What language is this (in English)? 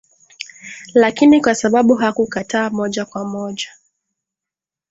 Swahili